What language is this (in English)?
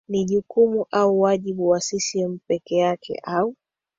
Swahili